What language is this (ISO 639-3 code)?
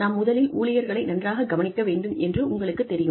tam